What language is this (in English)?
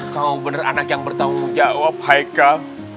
Indonesian